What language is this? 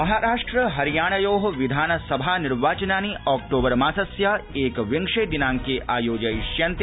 Sanskrit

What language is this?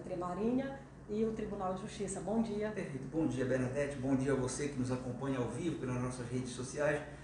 Portuguese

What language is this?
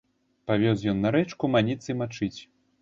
Belarusian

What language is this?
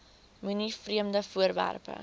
Afrikaans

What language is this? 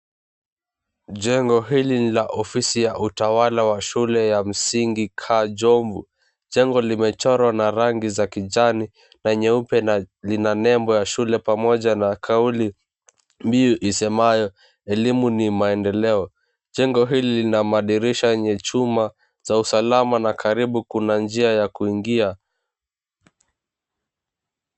Swahili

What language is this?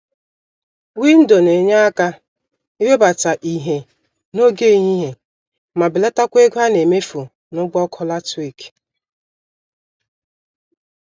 Igbo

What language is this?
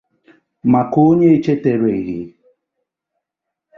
Igbo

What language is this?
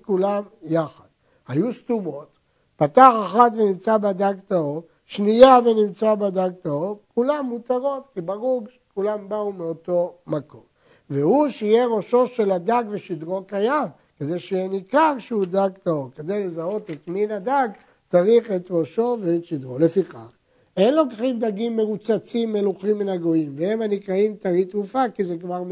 Hebrew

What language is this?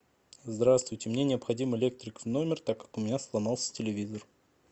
Russian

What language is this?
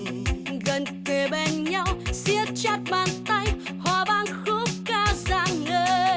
Vietnamese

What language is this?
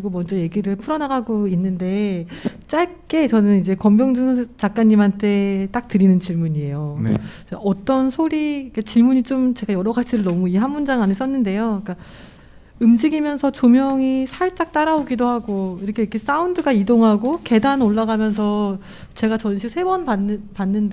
Korean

